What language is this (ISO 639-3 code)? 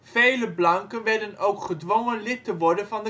nld